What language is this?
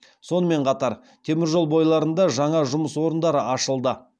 Kazakh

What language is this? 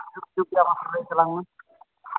Santali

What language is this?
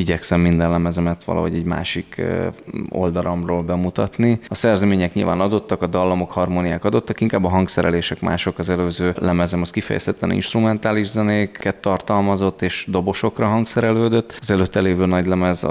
Hungarian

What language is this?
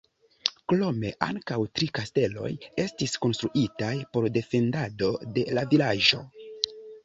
Esperanto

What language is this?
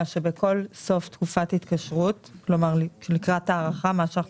Hebrew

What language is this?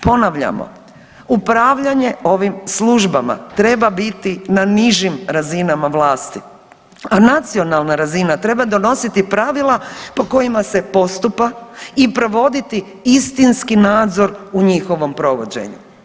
Croatian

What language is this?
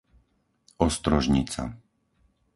Slovak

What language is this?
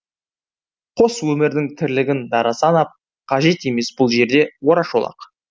Kazakh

